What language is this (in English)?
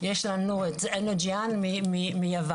Hebrew